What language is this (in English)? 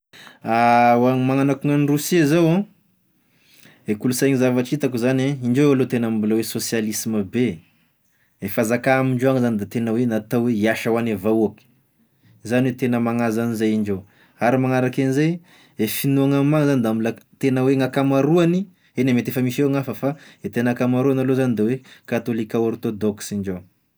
Tesaka Malagasy